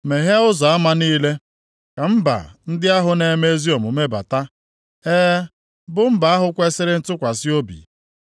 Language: Igbo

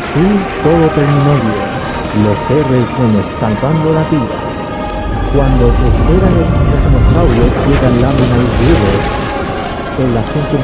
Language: Spanish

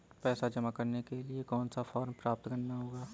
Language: Hindi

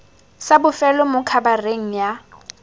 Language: Tswana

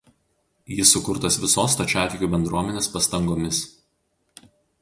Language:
Lithuanian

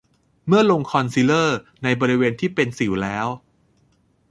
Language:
Thai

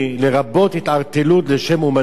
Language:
Hebrew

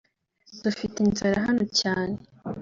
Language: Kinyarwanda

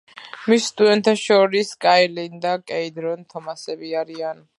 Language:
Georgian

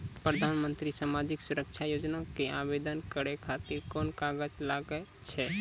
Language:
Maithili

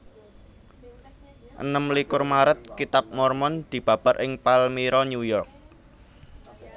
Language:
Javanese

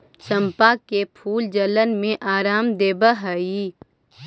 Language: Magahi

